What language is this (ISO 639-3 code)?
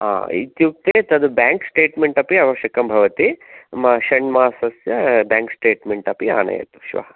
san